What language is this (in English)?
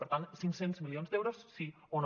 Catalan